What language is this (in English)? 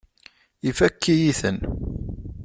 Kabyle